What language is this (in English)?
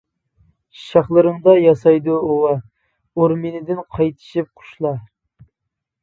Uyghur